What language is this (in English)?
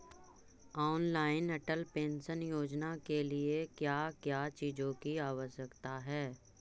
Magahi